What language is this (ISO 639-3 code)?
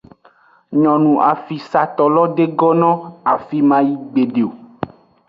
ajg